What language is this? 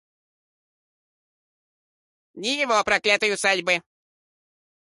Russian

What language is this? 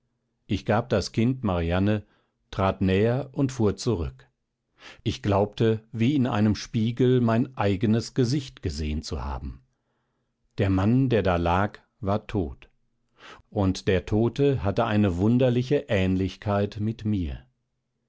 German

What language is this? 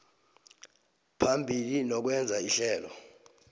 South Ndebele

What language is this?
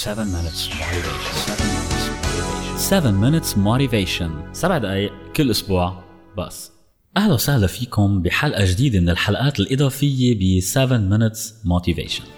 Arabic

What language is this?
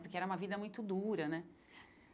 Portuguese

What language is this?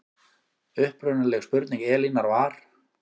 Icelandic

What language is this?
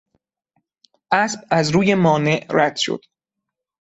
Persian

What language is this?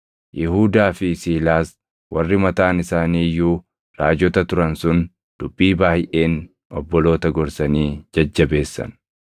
Oromo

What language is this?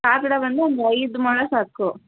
Kannada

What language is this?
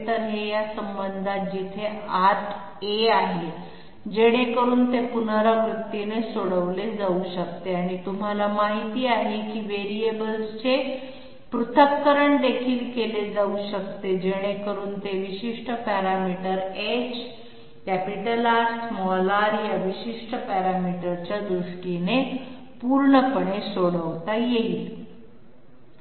Marathi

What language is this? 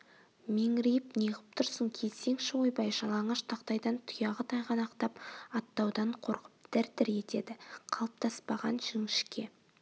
Kazakh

